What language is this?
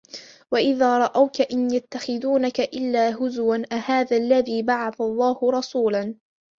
Arabic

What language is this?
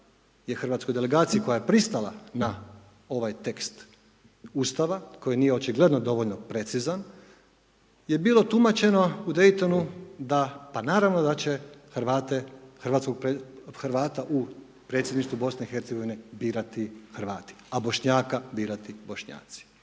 Croatian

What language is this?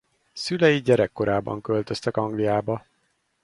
Hungarian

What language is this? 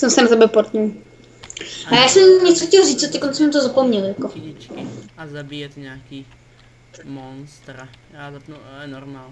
Czech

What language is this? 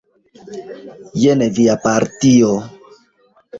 Esperanto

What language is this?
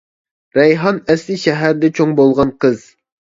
Uyghur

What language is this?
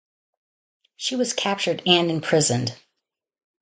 English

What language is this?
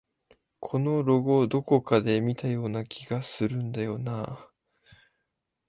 Japanese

